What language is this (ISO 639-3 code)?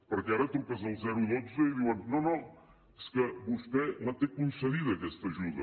cat